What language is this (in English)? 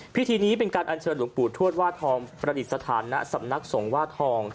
Thai